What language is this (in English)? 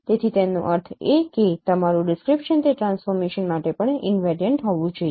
Gujarati